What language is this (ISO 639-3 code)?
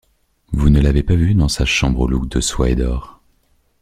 fra